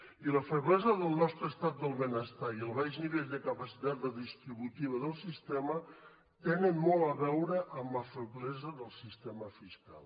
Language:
Catalan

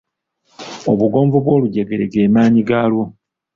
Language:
Ganda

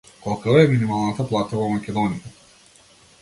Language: Macedonian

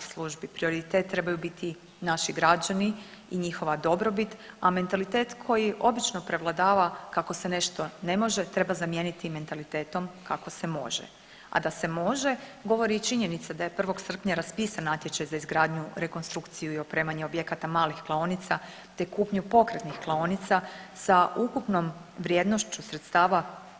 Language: Croatian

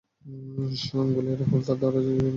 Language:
Bangla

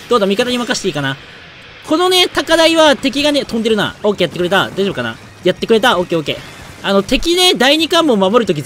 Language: Japanese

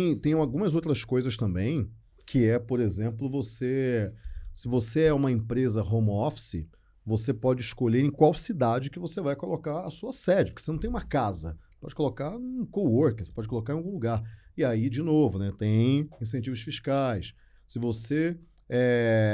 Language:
Portuguese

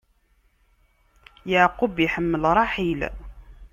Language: Kabyle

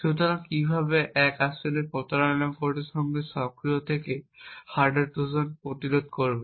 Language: Bangla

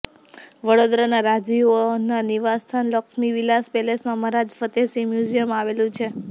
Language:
Gujarati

